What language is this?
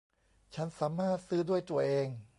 Thai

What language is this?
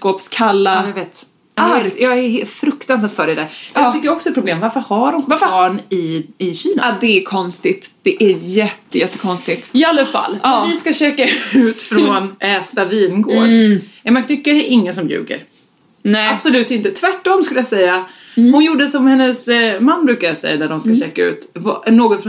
Swedish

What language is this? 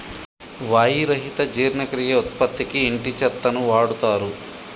Telugu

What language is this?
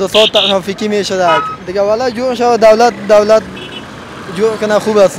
Persian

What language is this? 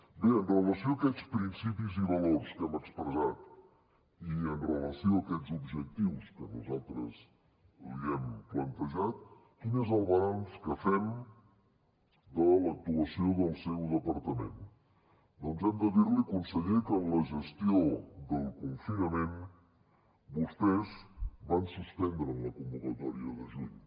Catalan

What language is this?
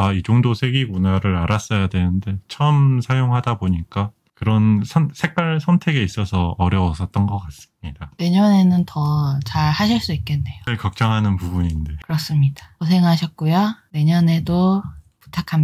Korean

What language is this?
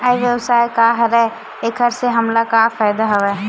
Chhattisgarhi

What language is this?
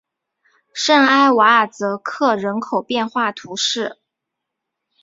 Chinese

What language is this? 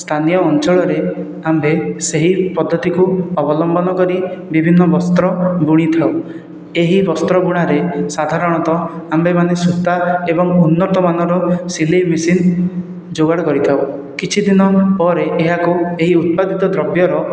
Odia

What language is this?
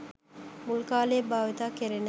Sinhala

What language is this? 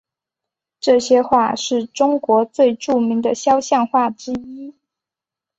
Chinese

